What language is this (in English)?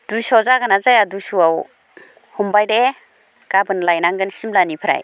Bodo